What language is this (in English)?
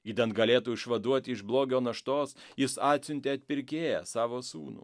Lithuanian